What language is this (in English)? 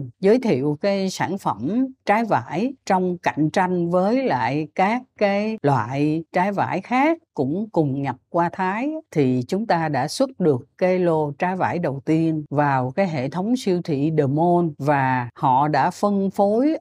Vietnamese